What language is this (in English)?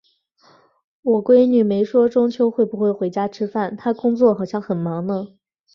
Chinese